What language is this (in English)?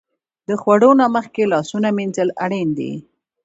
Pashto